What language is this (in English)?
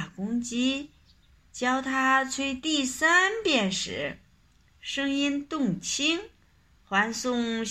Chinese